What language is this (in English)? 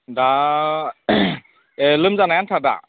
Bodo